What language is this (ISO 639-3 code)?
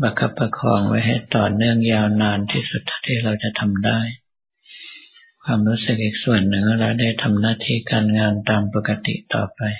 tha